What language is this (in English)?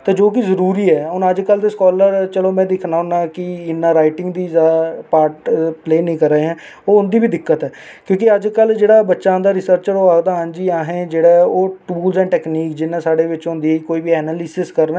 Dogri